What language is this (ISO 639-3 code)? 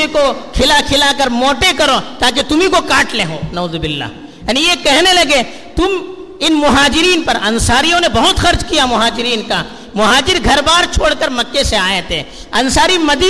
urd